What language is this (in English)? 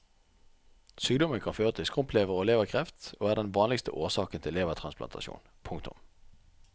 Norwegian